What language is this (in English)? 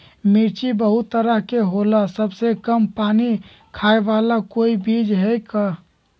Magahi